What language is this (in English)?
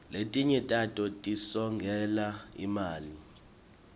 Swati